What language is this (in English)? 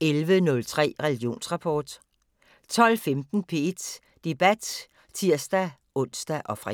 Danish